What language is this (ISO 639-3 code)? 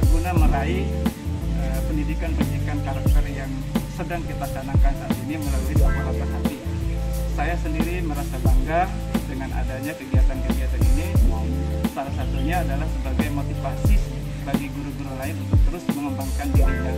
ind